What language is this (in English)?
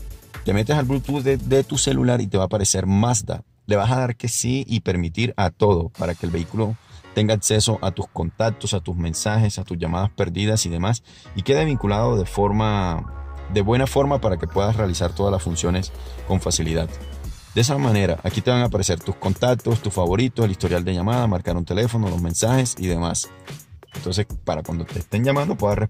Spanish